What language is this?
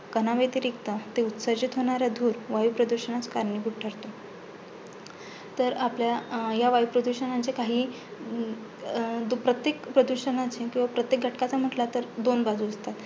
Marathi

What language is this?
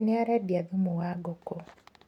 Kikuyu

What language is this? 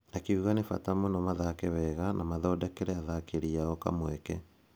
Kikuyu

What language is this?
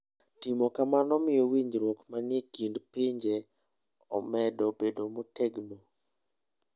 Luo (Kenya and Tanzania)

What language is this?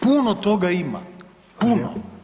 Croatian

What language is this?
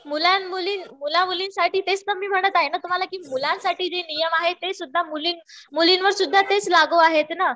Marathi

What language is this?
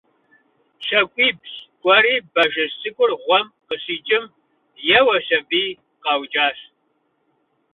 Kabardian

